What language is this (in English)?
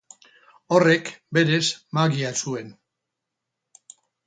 Basque